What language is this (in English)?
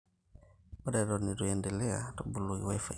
Masai